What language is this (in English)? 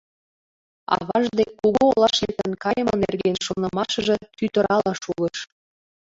Mari